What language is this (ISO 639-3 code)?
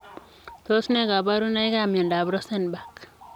kln